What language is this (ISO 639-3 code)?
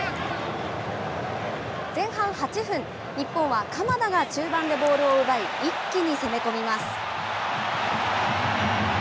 jpn